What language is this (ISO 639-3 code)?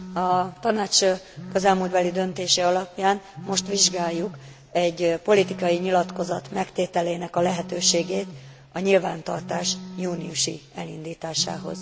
hun